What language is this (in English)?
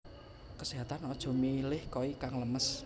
Javanese